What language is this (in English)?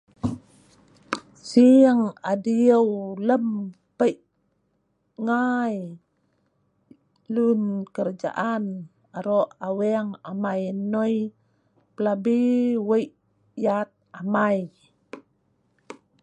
Sa'ban